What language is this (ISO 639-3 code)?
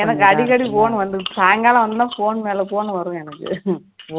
tam